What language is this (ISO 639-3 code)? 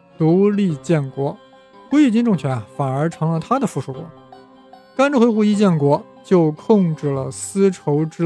zho